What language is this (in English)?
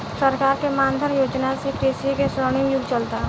Bhojpuri